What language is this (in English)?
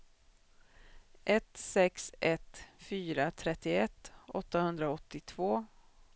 Swedish